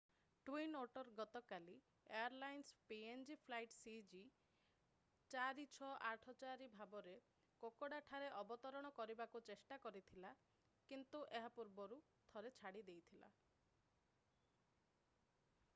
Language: Odia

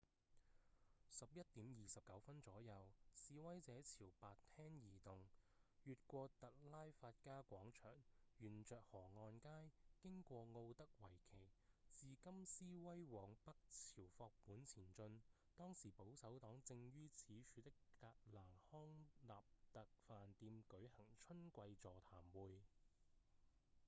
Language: Cantonese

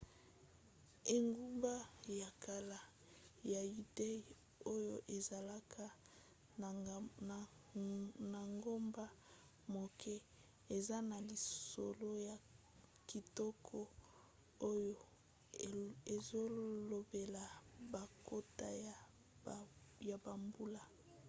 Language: Lingala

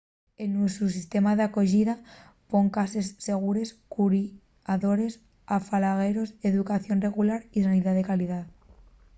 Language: Asturian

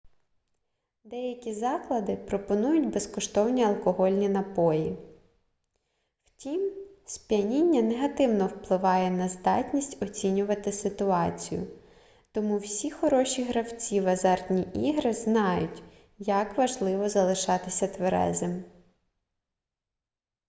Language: Ukrainian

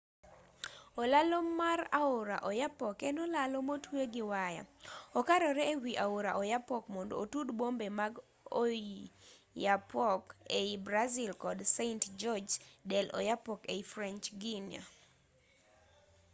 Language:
Luo (Kenya and Tanzania)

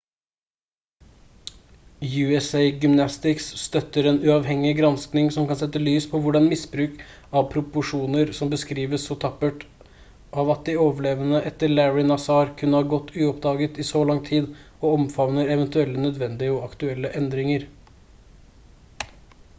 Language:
Norwegian Bokmål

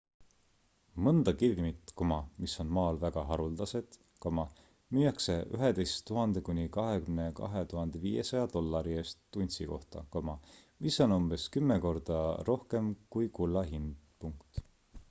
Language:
Estonian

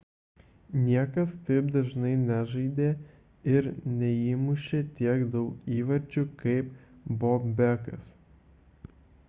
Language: Lithuanian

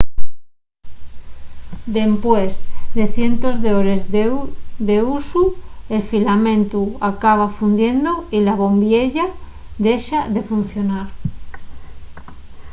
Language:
Asturian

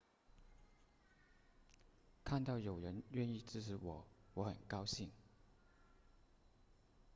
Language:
Chinese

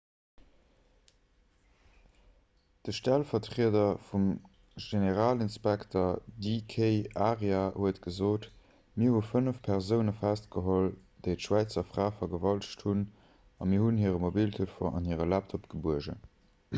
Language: Luxembourgish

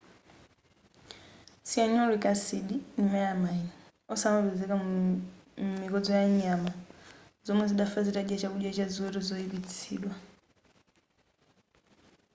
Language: Nyanja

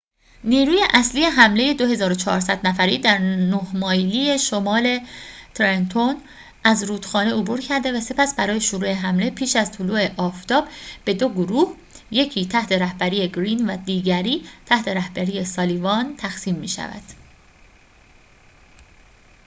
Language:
Persian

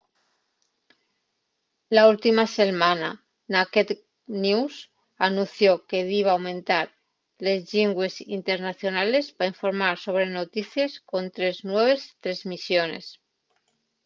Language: Asturian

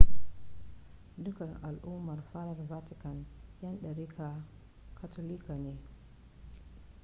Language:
Hausa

